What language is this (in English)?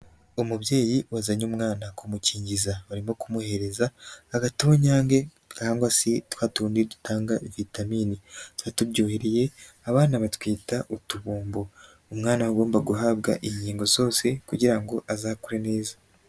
Kinyarwanda